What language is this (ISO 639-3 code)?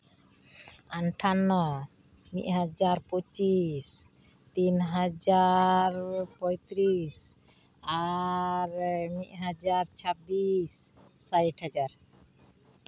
sat